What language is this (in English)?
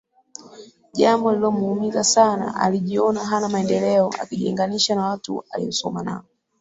Swahili